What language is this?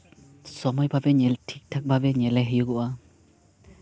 Santali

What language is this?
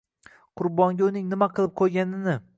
Uzbek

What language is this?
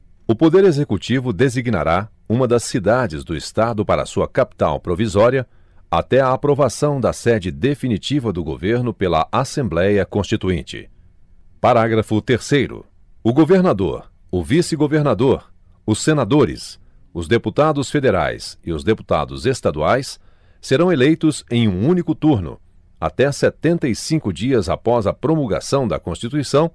Portuguese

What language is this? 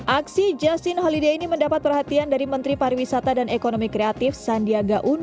Indonesian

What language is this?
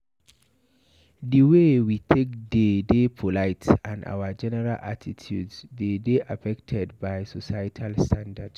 Nigerian Pidgin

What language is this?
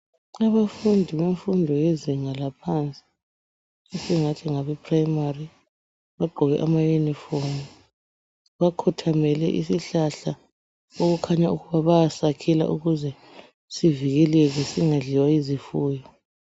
North Ndebele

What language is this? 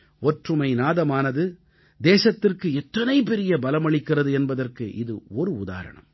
Tamil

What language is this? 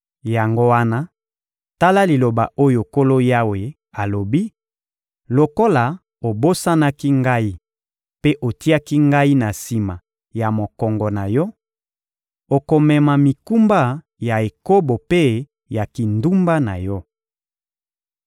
Lingala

